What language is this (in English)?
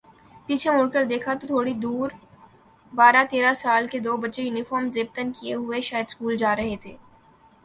Urdu